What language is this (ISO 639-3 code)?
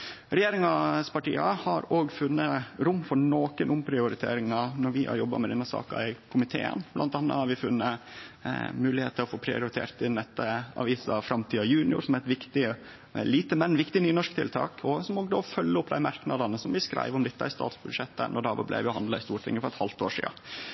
nno